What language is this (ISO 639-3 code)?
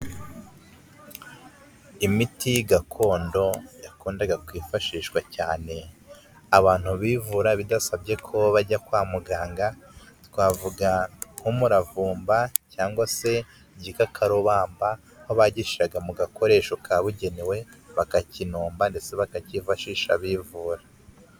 kin